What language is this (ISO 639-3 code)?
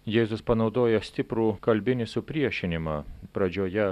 lit